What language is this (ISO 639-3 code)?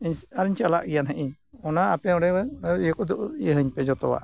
sat